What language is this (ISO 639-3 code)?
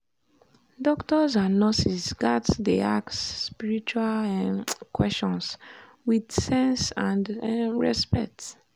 pcm